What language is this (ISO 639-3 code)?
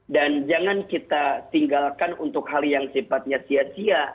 ind